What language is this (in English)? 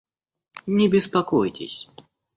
Russian